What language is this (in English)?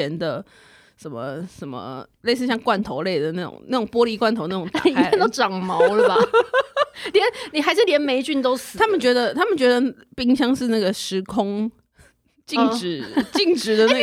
Chinese